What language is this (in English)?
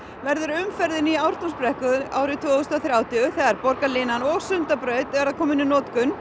Icelandic